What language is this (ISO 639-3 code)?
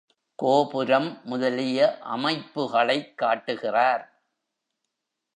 tam